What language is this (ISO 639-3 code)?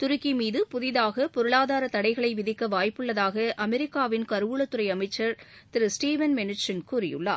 tam